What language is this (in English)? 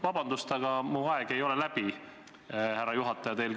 Estonian